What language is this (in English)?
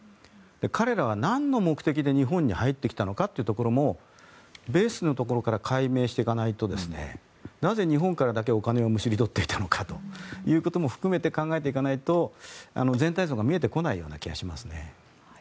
Japanese